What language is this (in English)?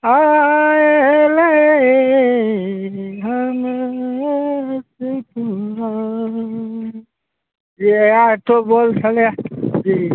Maithili